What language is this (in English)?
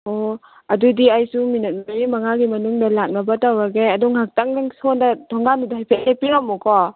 Manipuri